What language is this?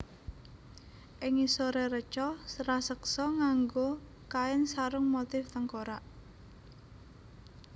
Javanese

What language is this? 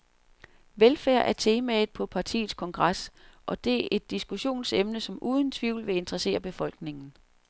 Danish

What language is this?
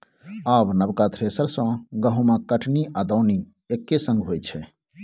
Maithili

